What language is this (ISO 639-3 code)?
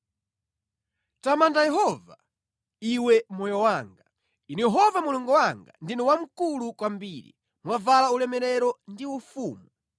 nya